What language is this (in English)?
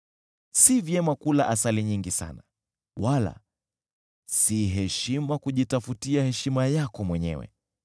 Swahili